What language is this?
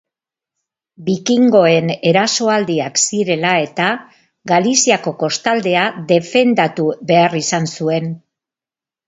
Basque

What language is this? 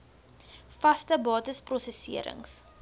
Afrikaans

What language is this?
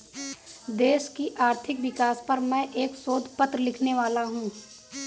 Hindi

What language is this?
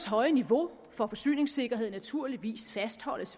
Danish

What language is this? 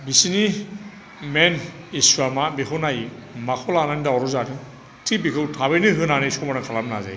Bodo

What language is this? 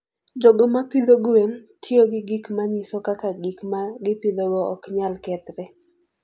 Luo (Kenya and Tanzania)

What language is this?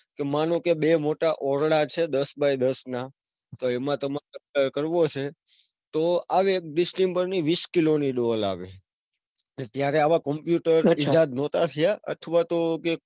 Gujarati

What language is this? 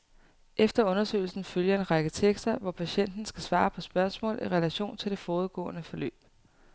Danish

